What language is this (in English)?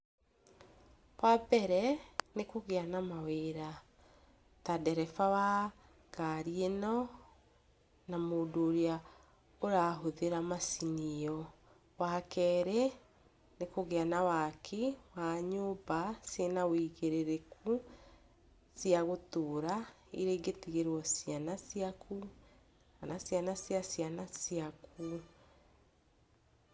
Kikuyu